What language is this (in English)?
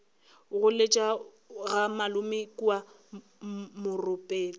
Northern Sotho